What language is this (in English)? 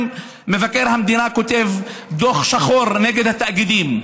Hebrew